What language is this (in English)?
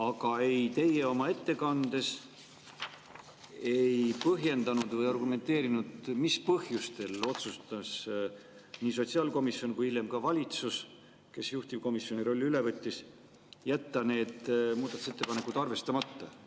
Estonian